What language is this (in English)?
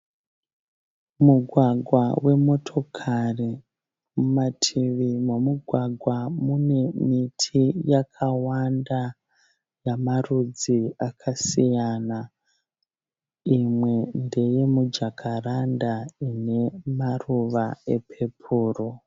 Shona